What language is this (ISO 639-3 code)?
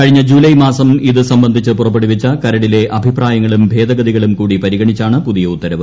mal